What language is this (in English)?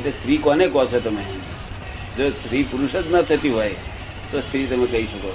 Gujarati